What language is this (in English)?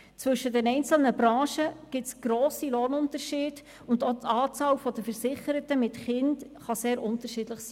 Swiss German